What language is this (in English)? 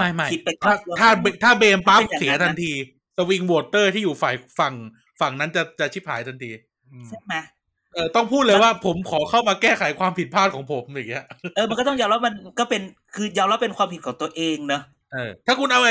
Thai